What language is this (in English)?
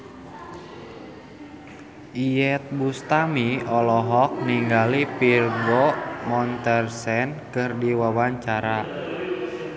Sundanese